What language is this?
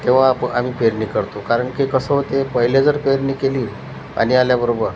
Marathi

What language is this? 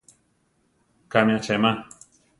Central Tarahumara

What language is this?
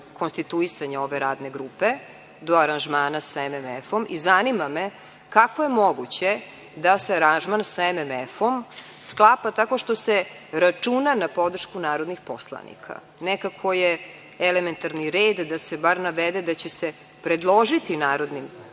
Serbian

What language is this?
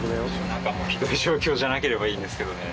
Japanese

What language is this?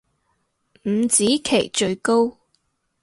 Cantonese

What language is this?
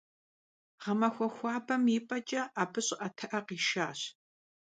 Kabardian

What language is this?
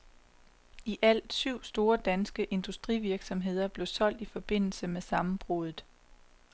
Danish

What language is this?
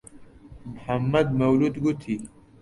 Central Kurdish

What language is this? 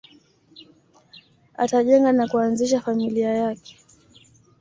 Swahili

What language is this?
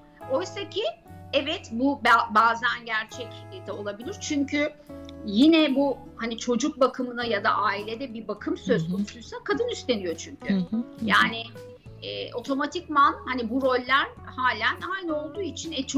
Turkish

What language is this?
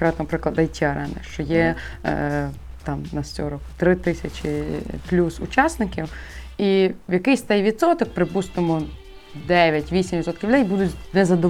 Ukrainian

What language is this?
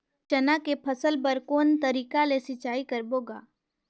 Chhattisgarhi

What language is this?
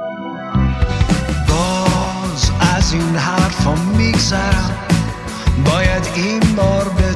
Persian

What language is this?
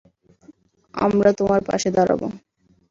Bangla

